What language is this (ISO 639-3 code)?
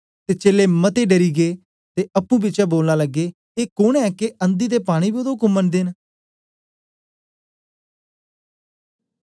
doi